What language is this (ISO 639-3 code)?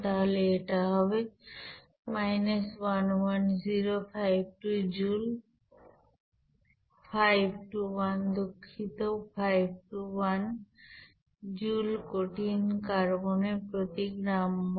ben